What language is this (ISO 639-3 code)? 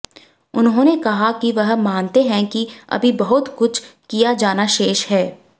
hin